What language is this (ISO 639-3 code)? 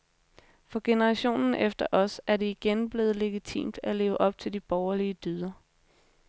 dan